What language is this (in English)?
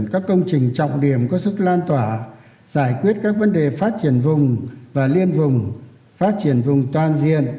Vietnamese